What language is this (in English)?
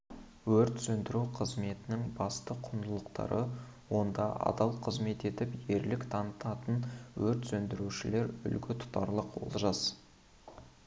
Kazakh